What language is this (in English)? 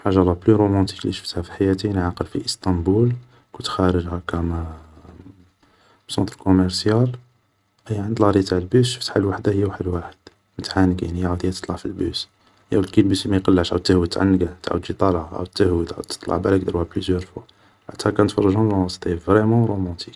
Algerian Arabic